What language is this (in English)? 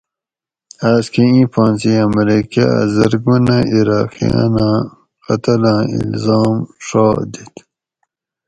Gawri